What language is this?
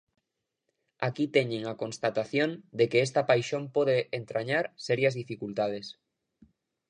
Galician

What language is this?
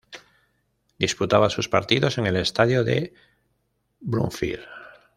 Spanish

